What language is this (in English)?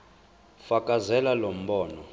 Zulu